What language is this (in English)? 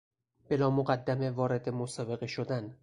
Persian